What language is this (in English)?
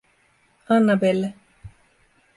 Finnish